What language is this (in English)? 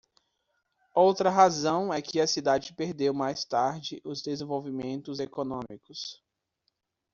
Portuguese